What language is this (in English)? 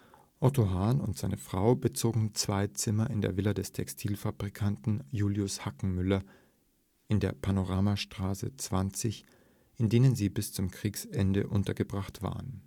German